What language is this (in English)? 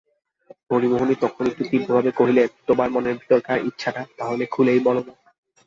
Bangla